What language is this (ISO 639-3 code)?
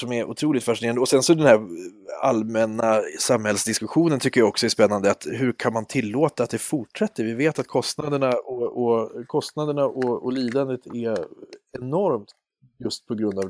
swe